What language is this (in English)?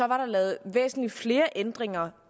Danish